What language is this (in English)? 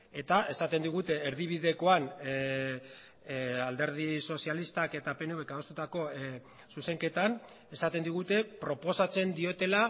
Basque